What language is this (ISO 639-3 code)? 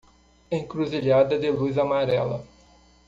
por